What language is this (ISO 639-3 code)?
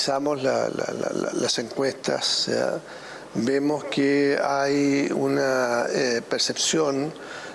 spa